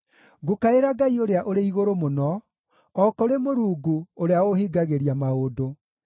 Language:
Kikuyu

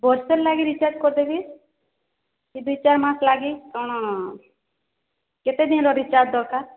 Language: Odia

